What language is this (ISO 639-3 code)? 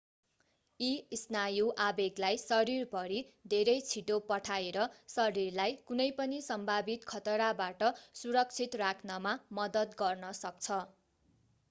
nep